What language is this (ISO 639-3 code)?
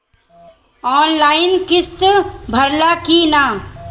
bho